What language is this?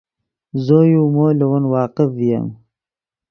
Yidgha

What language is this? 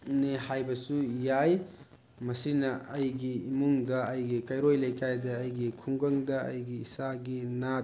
Manipuri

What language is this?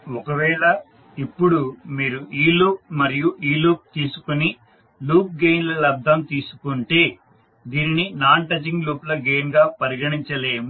Telugu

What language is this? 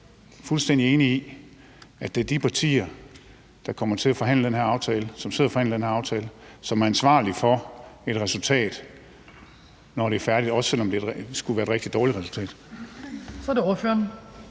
Danish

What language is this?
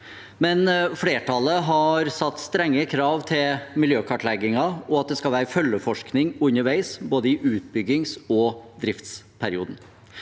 Norwegian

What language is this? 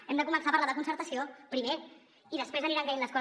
Catalan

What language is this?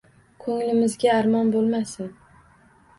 Uzbek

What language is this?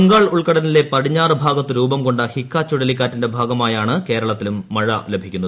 Malayalam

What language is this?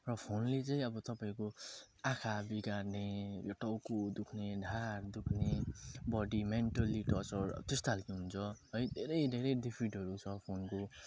Nepali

